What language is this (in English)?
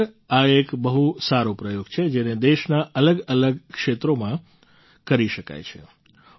Gujarati